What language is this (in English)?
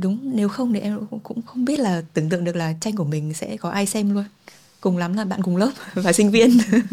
Vietnamese